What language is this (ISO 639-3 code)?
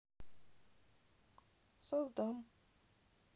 rus